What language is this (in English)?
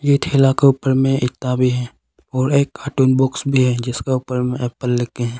Hindi